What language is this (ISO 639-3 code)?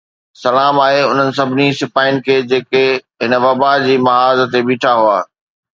snd